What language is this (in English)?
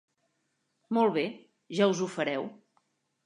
Catalan